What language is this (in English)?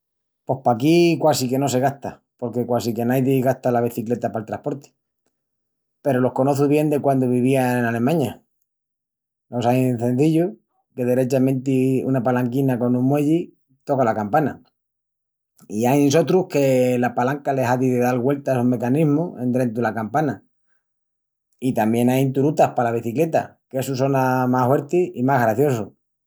Extremaduran